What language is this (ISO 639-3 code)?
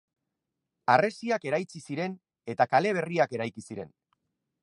eus